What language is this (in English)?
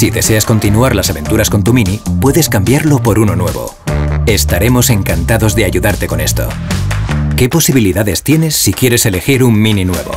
Spanish